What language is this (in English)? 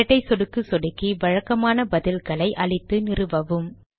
Tamil